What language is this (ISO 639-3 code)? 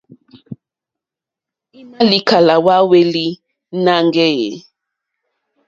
bri